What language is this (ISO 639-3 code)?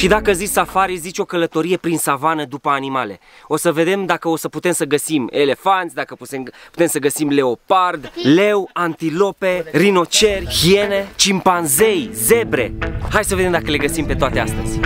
ron